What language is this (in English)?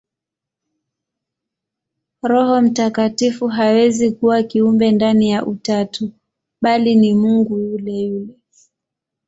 Swahili